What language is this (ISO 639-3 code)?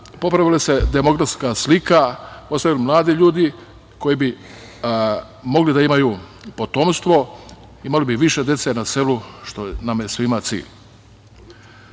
srp